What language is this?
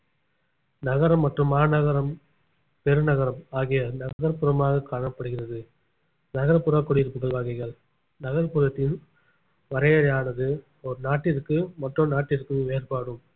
Tamil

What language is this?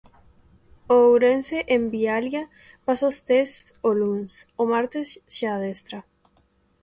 Galician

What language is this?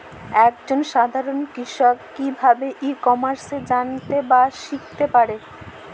Bangla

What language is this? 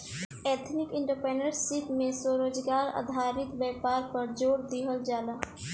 Bhojpuri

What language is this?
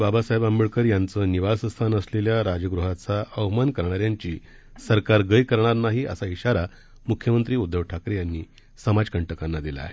Marathi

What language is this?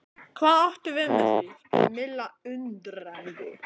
Icelandic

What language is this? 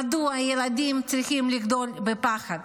Hebrew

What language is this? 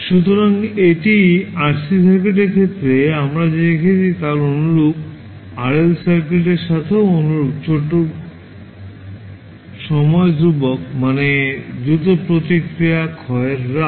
Bangla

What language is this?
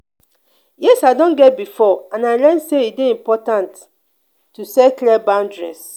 Nigerian Pidgin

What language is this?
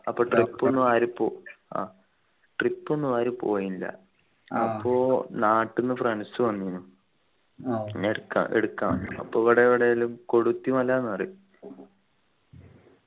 Malayalam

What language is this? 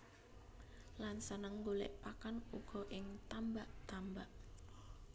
Javanese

